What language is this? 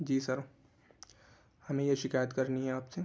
Urdu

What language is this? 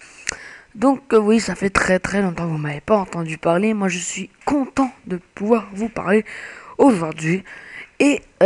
French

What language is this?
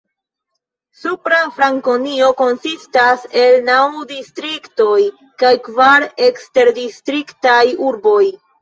Esperanto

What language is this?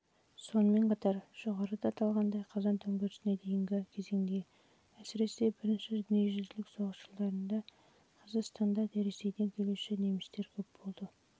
Kazakh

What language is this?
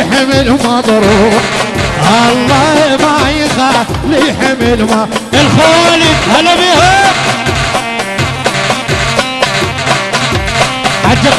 Arabic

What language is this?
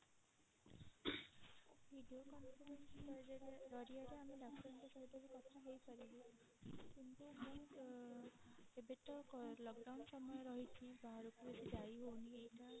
Odia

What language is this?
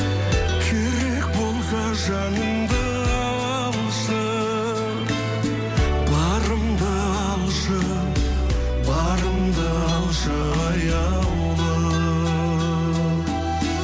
Kazakh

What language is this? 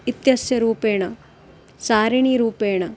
Sanskrit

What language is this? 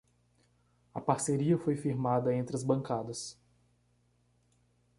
Portuguese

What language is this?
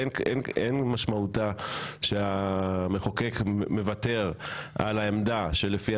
Hebrew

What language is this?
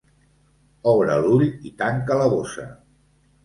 Catalan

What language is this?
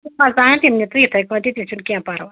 Kashmiri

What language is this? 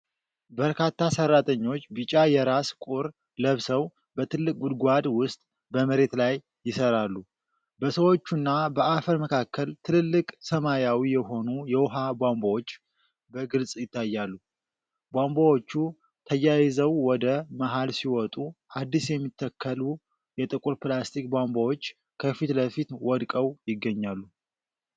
Amharic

